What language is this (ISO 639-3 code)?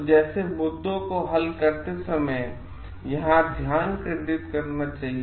hin